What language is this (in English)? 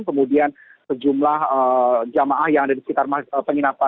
Indonesian